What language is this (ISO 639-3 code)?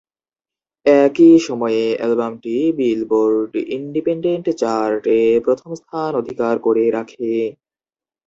ben